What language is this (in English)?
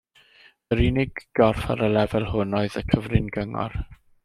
Welsh